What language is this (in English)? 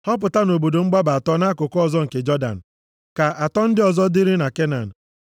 Igbo